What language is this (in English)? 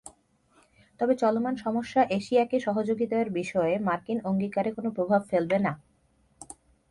Bangla